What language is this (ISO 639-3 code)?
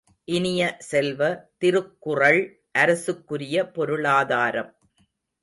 tam